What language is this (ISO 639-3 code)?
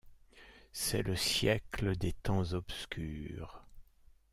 fra